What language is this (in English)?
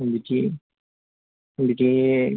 Bodo